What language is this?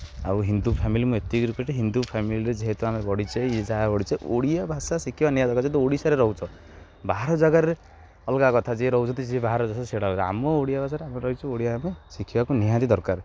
Odia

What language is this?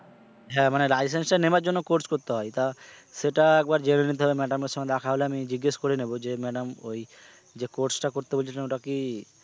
Bangla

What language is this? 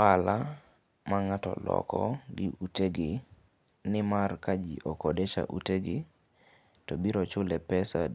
Luo (Kenya and Tanzania)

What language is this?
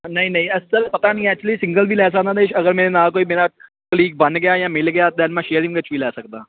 Punjabi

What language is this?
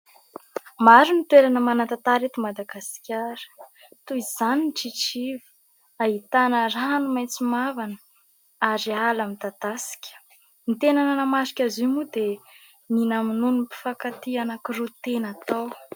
Malagasy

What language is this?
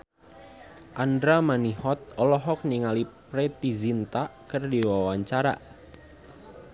Sundanese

